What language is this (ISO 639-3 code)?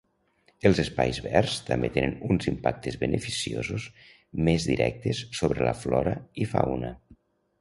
cat